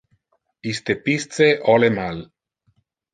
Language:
Interlingua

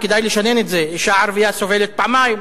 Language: Hebrew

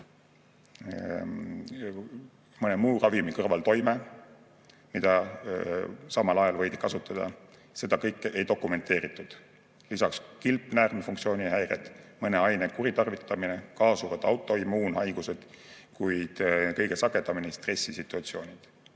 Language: Estonian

